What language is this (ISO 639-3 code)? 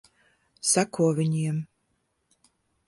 lav